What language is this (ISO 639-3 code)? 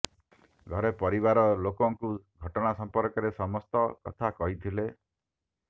ori